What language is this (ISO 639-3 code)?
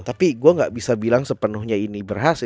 ind